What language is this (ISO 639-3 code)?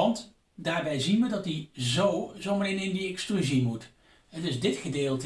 nld